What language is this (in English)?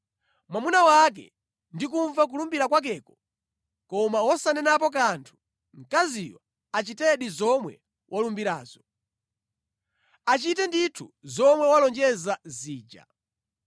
Nyanja